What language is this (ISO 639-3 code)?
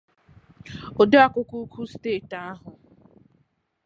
ibo